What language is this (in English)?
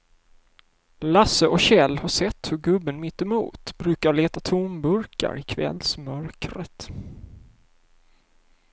Swedish